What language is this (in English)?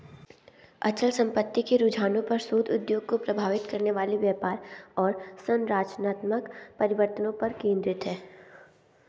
Hindi